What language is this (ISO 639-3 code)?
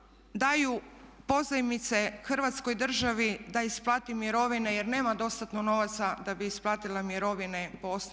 hrv